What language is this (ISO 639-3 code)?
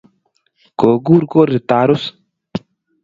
kln